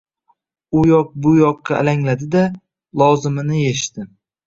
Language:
Uzbek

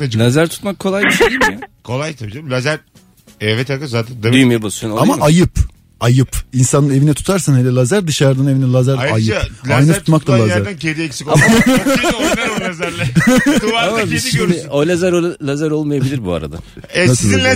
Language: Turkish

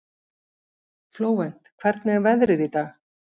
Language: Icelandic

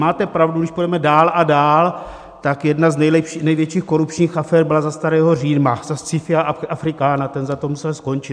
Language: Czech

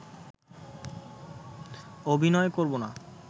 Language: Bangla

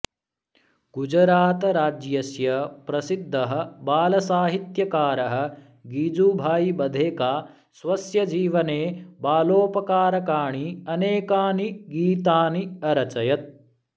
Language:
Sanskrit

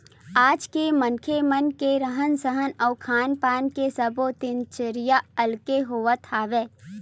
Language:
Chhattisgarhi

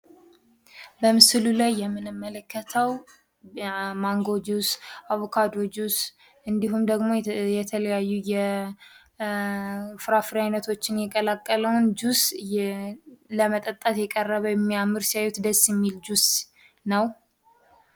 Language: Amharic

